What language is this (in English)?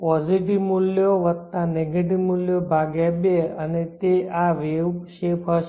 Gujarati